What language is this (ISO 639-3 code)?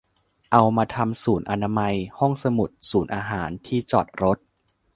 tha